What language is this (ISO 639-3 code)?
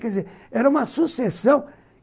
por